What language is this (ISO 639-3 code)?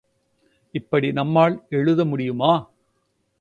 tam